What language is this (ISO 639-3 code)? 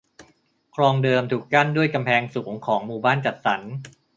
tha